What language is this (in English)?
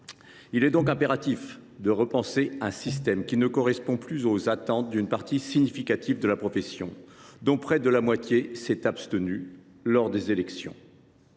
French